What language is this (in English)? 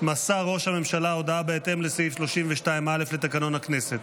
Hebrew